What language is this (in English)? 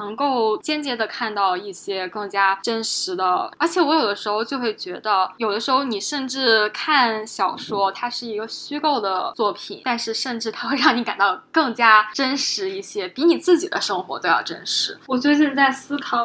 Chinese